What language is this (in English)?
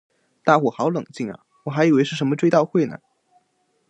Chinese